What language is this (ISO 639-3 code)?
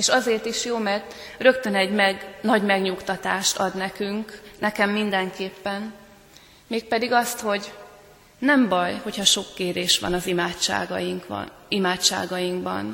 hun